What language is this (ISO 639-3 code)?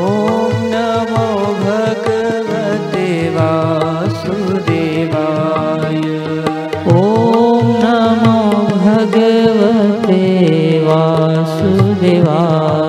hin